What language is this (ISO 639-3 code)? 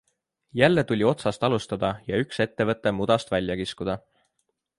est